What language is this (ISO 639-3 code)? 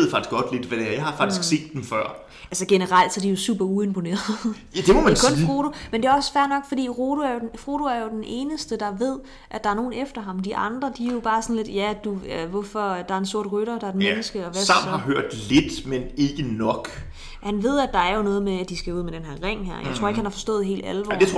dan